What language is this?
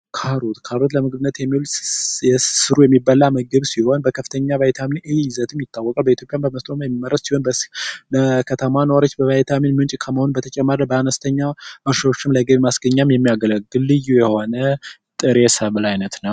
Amharic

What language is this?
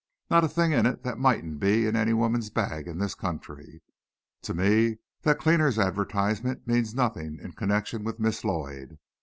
English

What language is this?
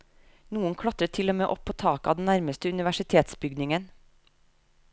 Norwegian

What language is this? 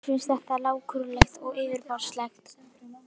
Icelandic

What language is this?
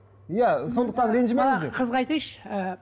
Kazakh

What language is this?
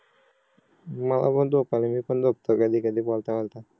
Marathi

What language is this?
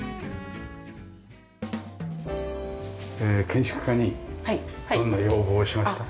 Japanese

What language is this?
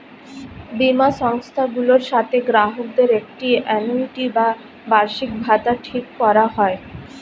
Bangla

